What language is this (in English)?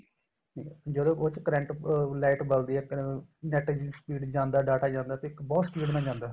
Punjabi